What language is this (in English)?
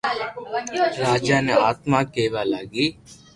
Loarki